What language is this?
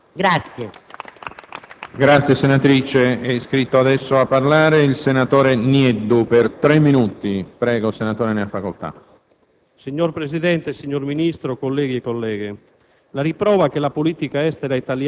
Italian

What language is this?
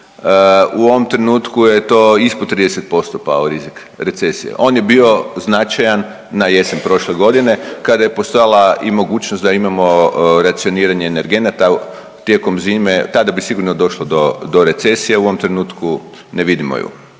Croatian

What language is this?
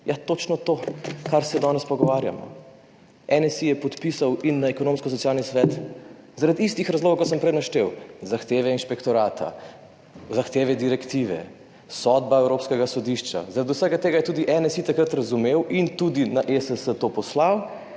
Slovenian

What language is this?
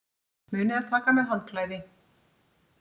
Icelandic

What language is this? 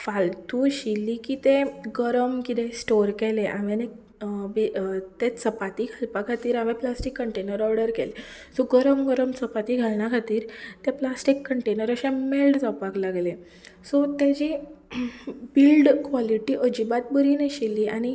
Konkani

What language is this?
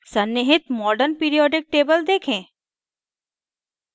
Hindi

